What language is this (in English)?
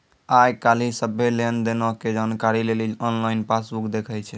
Maithili